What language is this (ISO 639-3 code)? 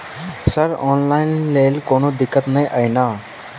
mai